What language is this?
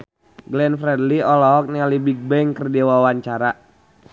Sundanese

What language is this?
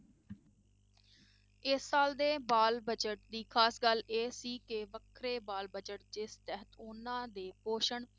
Punjabi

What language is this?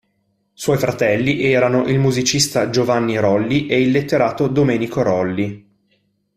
Italian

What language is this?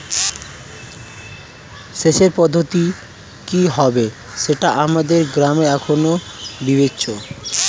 Bangla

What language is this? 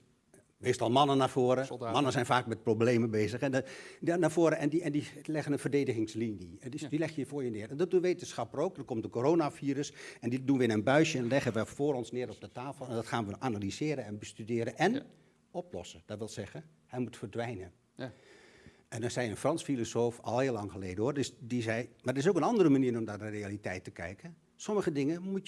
Dutch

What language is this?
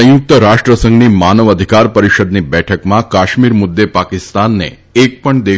Gujarati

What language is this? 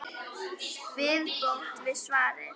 Icelandic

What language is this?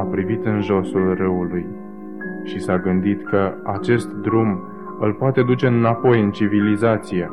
Romanian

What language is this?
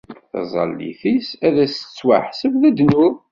Kabyle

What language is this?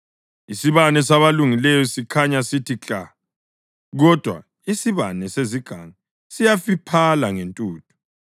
North Ndebele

